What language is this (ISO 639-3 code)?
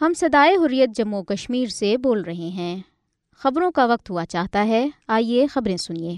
urd